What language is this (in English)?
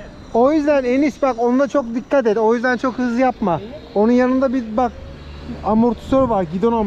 Turkish